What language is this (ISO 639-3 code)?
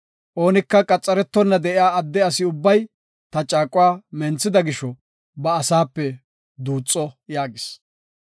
gof